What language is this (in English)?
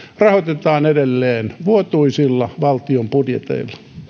Finnish